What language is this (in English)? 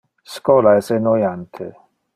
Interlingua